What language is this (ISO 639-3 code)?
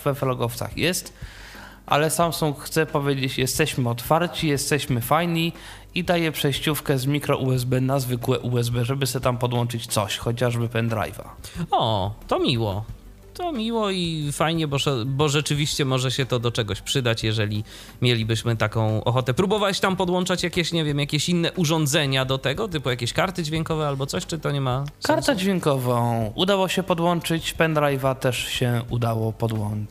pol